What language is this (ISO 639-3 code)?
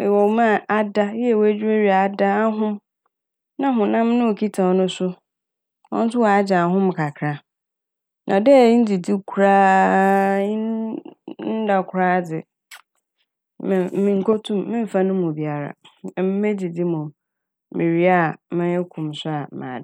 aka